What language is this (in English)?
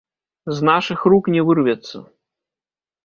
Belarusian